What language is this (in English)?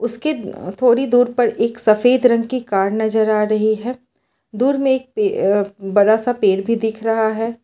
Hindi